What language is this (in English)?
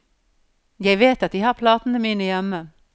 Norwegian